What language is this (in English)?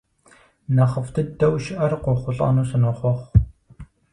Kabardian